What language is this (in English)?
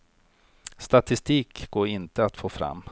Swedish